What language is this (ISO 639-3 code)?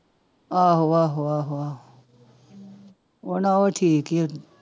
pan